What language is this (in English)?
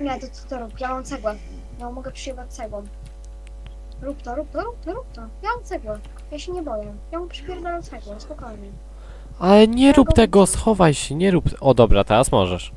Polish